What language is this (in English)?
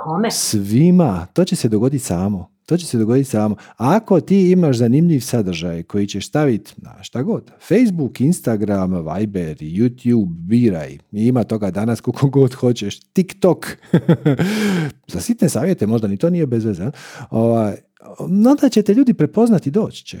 Croatian